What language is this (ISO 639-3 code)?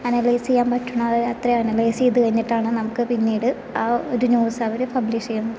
mal